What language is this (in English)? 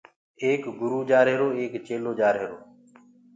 Gurgula